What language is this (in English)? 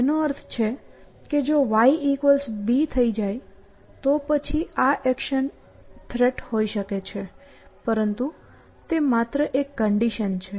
Gujarati